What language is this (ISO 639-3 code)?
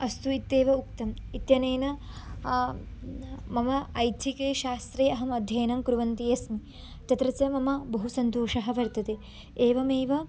san